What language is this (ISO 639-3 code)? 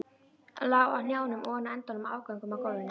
isl